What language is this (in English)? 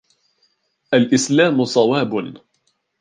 Arabic